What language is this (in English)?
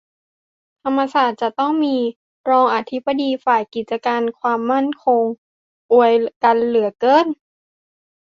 Thai